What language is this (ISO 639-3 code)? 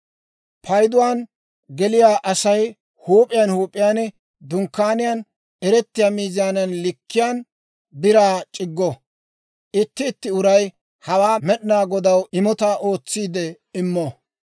dwr